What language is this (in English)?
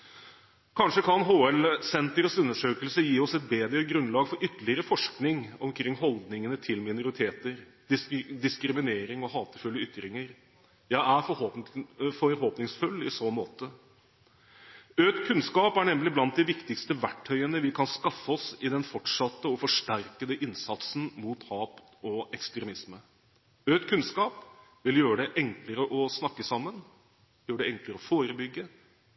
Norwegian Bokmål